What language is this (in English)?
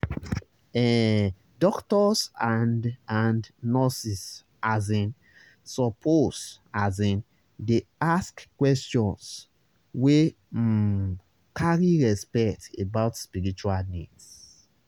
Nigerian Pidgin